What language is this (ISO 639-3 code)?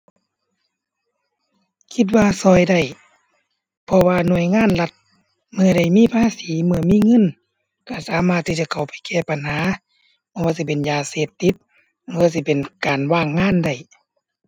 tha